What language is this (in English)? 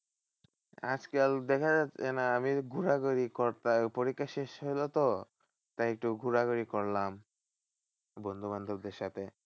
Bangla